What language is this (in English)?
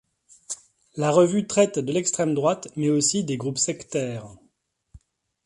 French